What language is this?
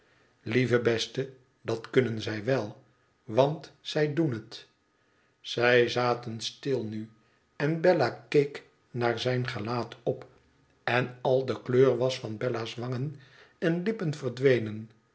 Dutch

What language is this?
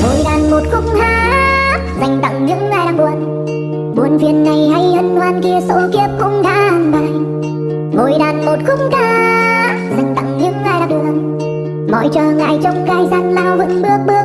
Vietnamese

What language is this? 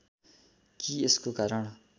Nepali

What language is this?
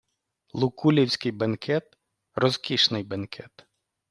Ukrainian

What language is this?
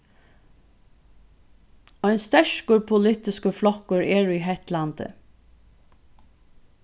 Faroese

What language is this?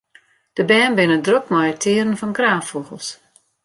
Western Frisian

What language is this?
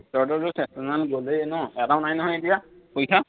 Assamese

